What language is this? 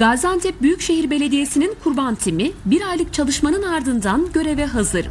Turkish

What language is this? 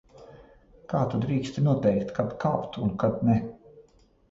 Latvian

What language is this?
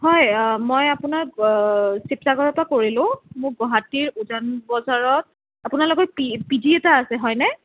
Assamese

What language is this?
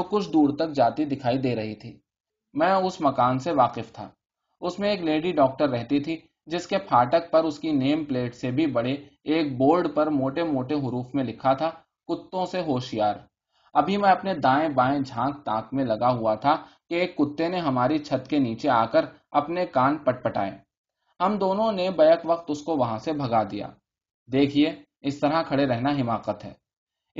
Urdu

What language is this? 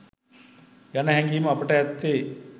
Sinhala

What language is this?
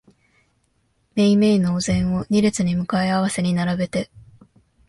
Japanese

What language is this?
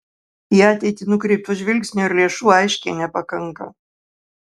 Lithuanian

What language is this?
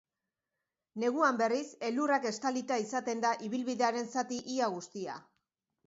Basque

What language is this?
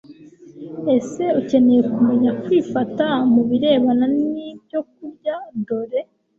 Kinyarwanda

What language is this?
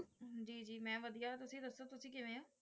Punjabi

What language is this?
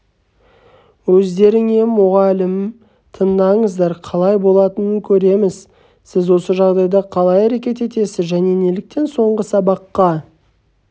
Kazakh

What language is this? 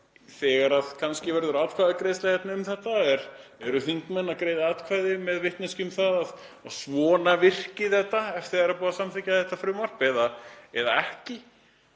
Icelandic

